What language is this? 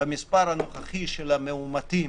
Hebrew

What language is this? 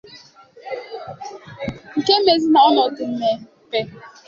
Igbo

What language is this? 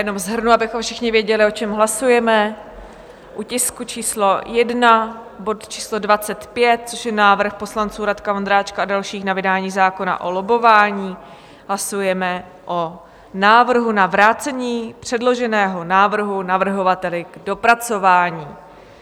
Czech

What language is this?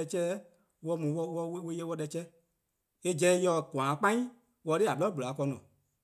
Eastern Krahn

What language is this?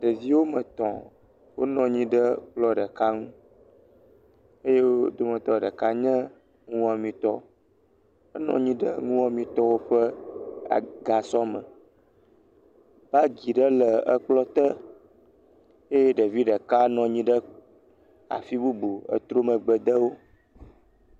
Ewe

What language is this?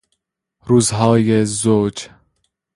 Persian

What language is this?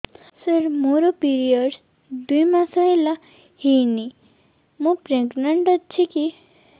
Odia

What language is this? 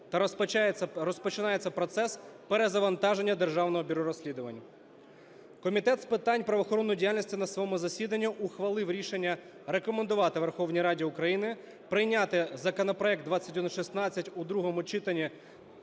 Ukrainian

